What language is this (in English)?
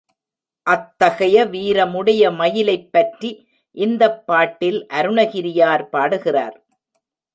Tamil